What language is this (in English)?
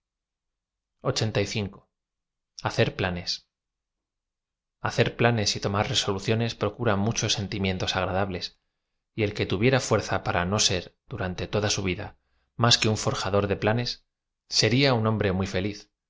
Spanish